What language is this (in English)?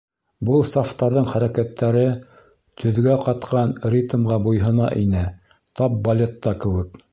Bashkir